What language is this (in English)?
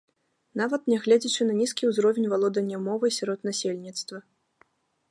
Belarusian